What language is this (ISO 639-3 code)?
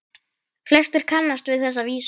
isl